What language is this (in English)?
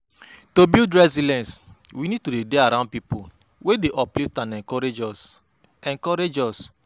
Nigerian Pidgin